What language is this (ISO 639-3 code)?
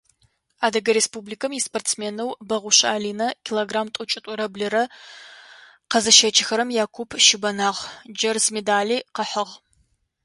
ady